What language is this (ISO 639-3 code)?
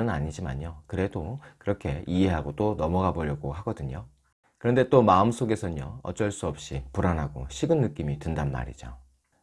kor